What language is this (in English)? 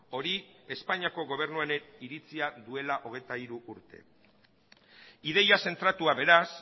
Basque